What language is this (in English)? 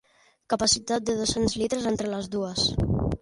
Catalan